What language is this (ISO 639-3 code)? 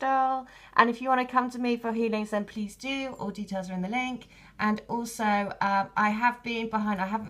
eng